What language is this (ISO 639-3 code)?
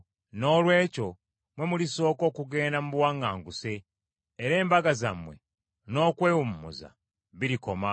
lug